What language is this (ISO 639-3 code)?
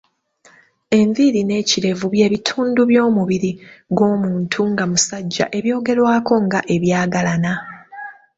lug